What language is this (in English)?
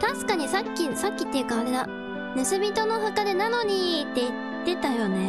Japanese